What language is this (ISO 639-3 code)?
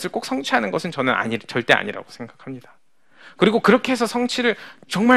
kor